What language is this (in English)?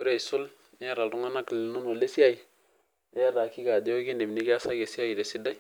Masai